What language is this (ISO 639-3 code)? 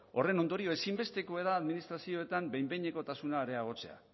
eus